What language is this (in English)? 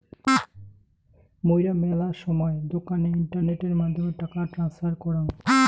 Bangla